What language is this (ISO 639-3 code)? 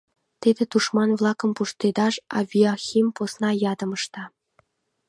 chm